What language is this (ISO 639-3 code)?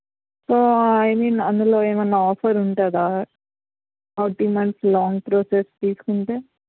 tel